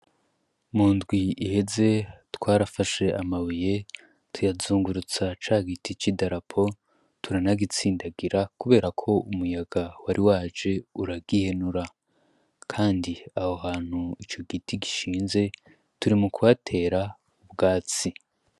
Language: Rundi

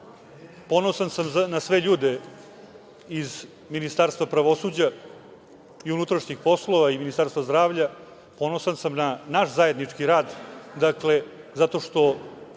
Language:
Serbian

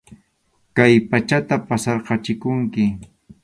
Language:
Arequipa-La Unión Quechua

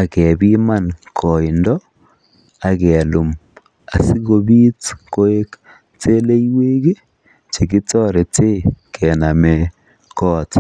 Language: Kalenjin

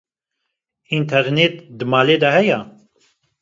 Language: Kurdish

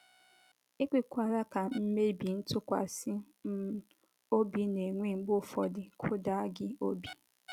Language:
Igbo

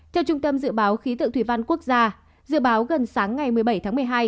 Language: Vietnamese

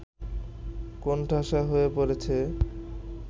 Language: Bangla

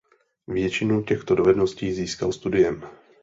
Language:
Czech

